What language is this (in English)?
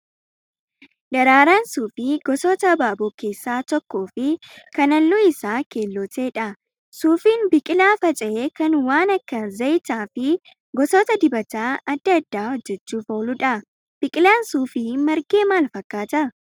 Oromo